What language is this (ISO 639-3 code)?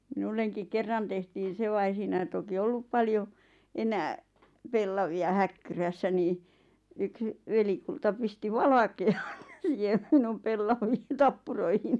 fin